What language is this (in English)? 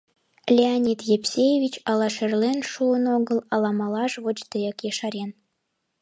Mari